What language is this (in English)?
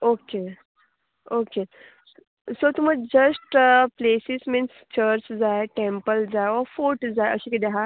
Konkani